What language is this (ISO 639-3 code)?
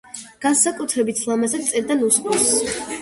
kat